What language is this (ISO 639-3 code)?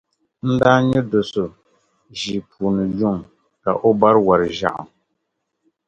dag